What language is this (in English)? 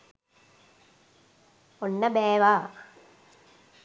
Sinhala